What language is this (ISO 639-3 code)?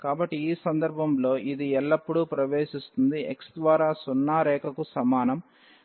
tel